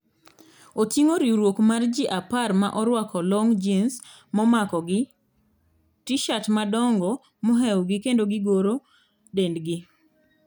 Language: Luo (Kenya and Tanzania)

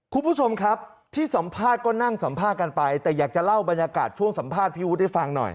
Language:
Thai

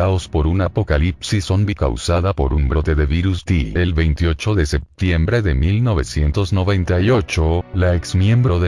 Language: Spanish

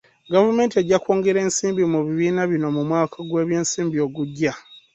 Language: Ganda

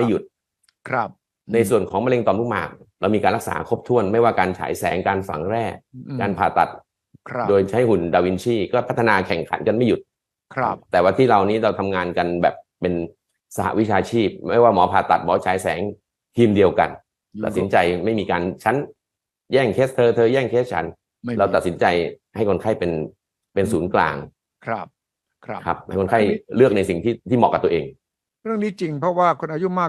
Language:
Thai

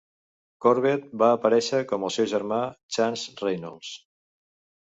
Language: Catalan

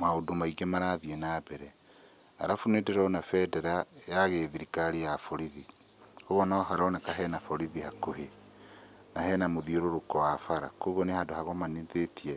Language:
Kikuyu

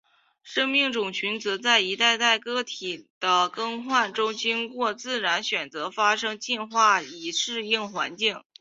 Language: Chinese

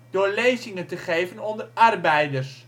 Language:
Dutch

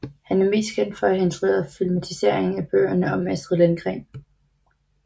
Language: Danish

